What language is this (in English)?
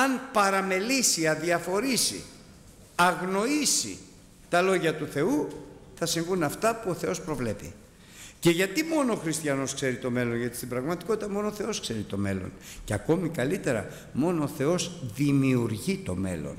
Greek